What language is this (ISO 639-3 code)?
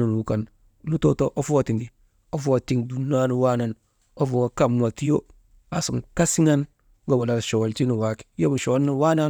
mde